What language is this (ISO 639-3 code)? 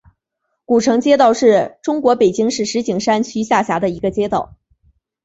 zho